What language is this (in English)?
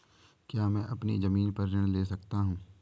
Hindi